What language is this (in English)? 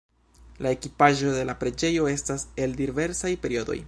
Esperanto